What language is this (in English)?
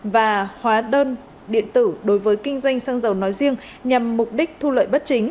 Vietnamese